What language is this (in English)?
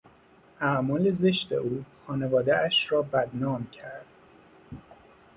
Persian